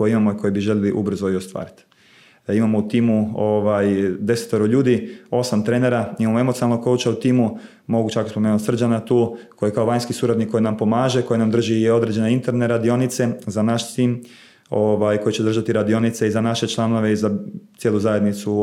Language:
Croatian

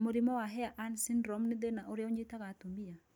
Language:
Kikuyu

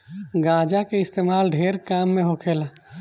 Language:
Bhojpuri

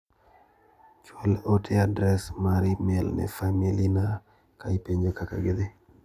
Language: Luo (Kenya and Tanzania)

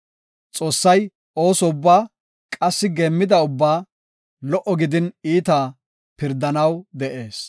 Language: Gofa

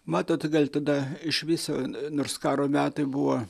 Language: Lithuanian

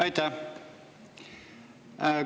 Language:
Estonian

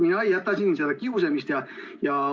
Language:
Estonian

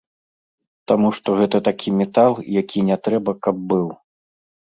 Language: Belarusian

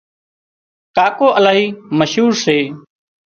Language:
Wadiyara Koli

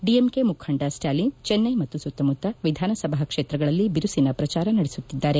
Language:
Kannada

